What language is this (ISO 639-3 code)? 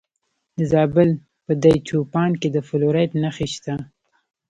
pus